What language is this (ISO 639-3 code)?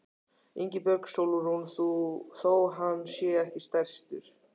isl